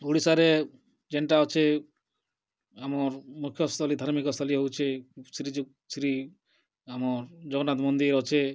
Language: Odia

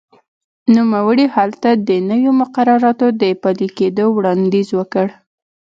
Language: Pashto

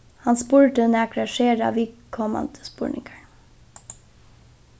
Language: Faroese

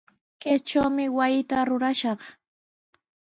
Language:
Sihuas Ancash Quechua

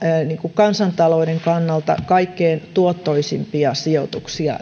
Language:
Finnish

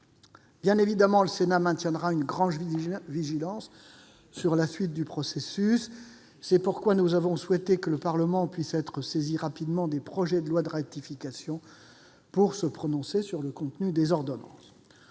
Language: French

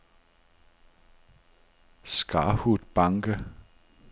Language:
Danish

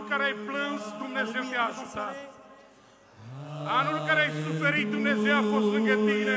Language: Romanian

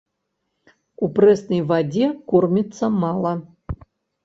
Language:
Belarusian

